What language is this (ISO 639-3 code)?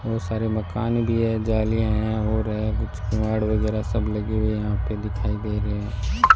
hin